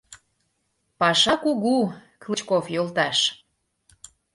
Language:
Mari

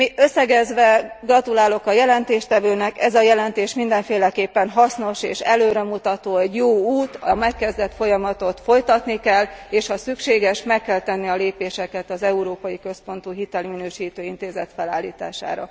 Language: Hungarian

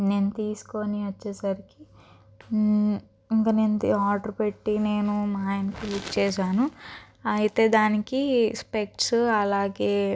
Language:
Telugu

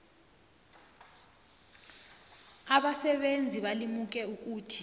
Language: South Ndebele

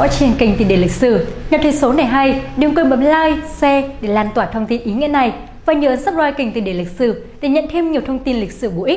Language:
Vietnamese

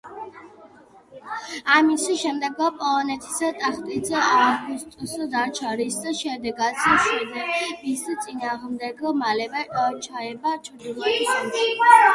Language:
Georgian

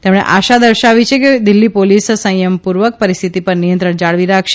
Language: Gujarati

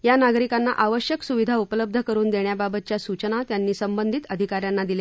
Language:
Marathi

